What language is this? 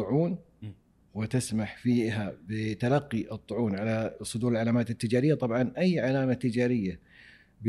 Arabic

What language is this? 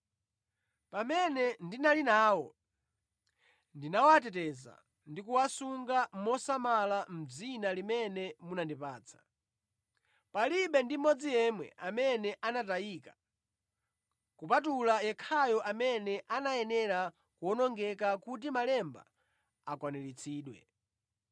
Nyanja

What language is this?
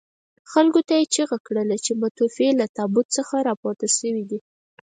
Pashto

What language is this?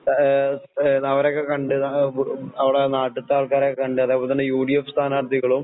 Malayalam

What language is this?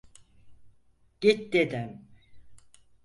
Turkish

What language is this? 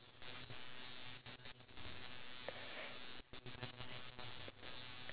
English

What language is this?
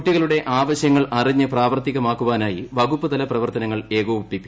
Malayalam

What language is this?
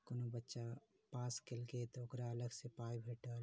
Maithili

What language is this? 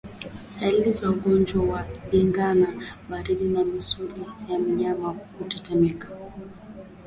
Swahili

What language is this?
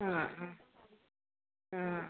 Malayalam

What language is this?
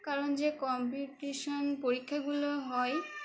Bangla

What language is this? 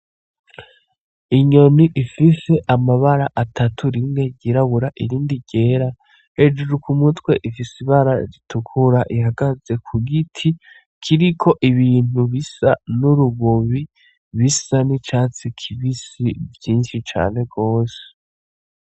Rundi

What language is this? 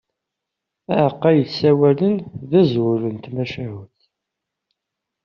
Kabyle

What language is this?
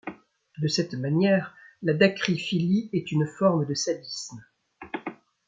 French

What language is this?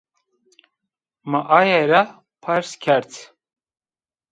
Zaza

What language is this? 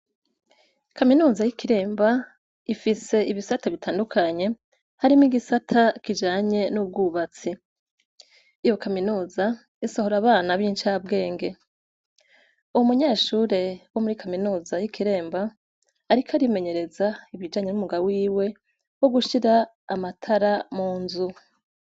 Rundi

